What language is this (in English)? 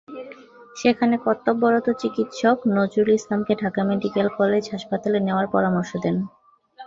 Bangla